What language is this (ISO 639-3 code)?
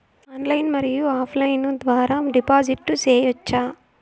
tel